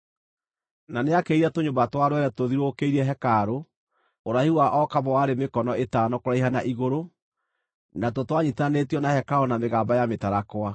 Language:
Kikuyu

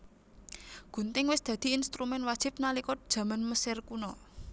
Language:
Javanese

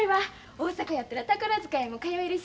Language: Japanese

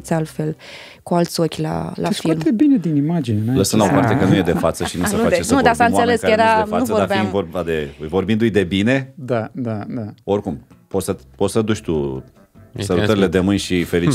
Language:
Romanian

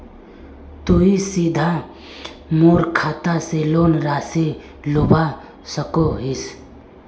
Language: Magahi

